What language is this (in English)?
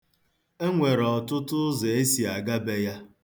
Igbo